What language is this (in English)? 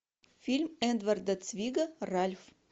Russian